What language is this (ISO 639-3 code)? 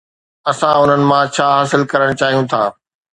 snd